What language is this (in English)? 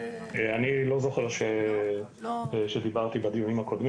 Hebrew